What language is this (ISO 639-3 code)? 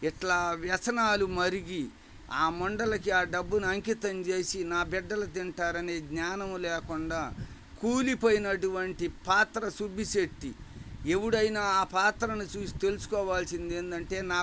tel